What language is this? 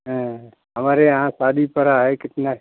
Hindi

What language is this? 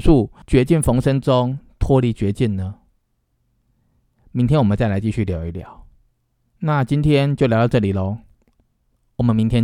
Chinese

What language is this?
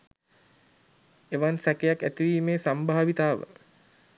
Sinhala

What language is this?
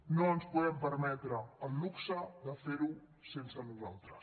Catalan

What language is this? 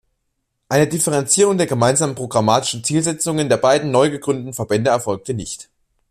German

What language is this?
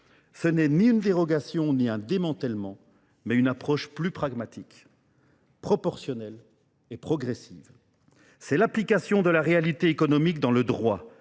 French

